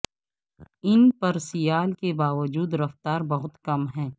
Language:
Urdu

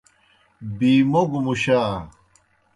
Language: Kohistani Shina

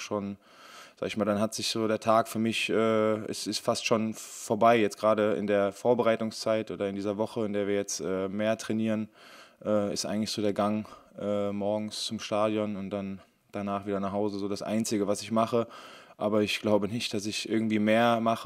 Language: German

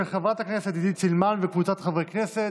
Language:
Hebrew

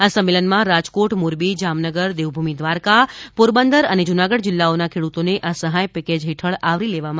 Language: Gujarati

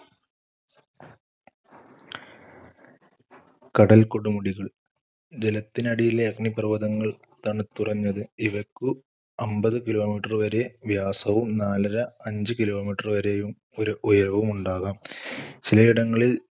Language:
Malayalam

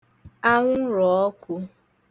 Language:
Igbo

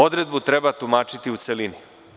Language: Serbian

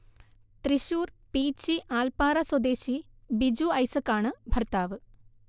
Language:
Malayalam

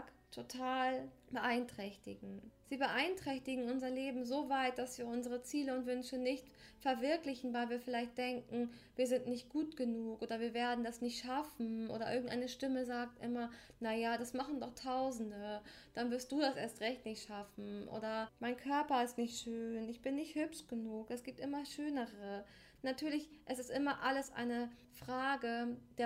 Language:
German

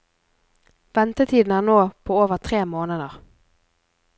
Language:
Norwegian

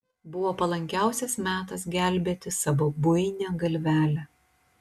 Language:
Lithuanian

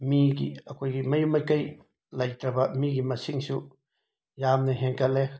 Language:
Manipuri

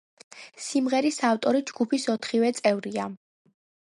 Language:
Georgian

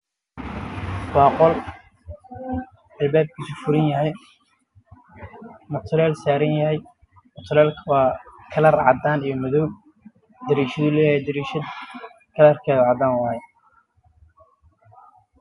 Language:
Somali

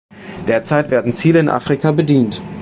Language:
German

